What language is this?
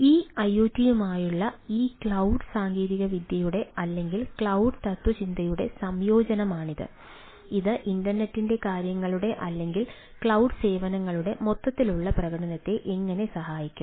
Malayalam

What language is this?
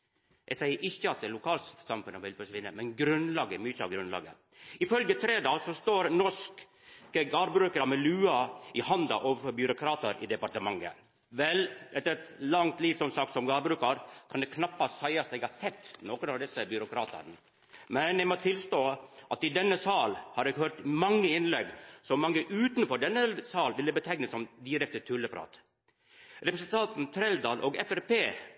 Norwegian Nynorsk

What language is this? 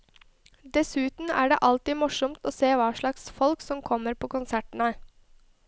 Norwegian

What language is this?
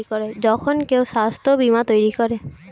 Bangla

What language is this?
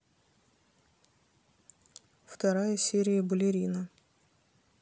Russian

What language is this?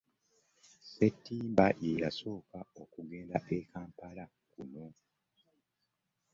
Ganda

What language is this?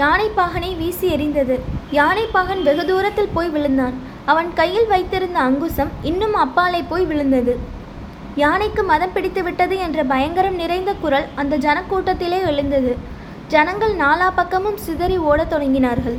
Tamil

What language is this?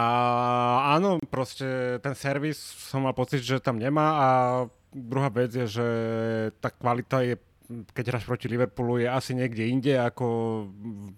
Slovak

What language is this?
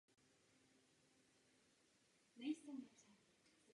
Czech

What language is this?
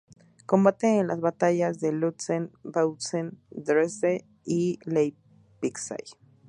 Spanish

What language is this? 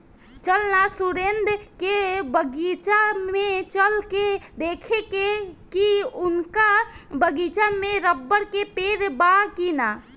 Bhojpuri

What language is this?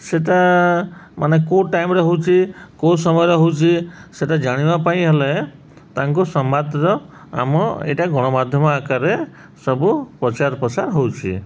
Odia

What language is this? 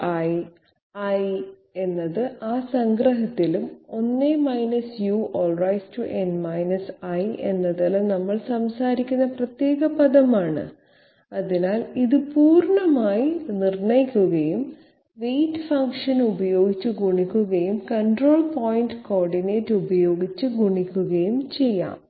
Malayalam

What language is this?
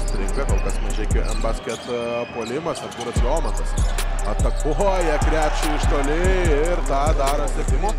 Lithuanian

